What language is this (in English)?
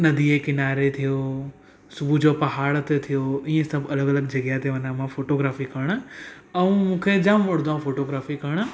Sindhi